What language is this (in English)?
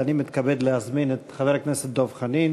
Hebrew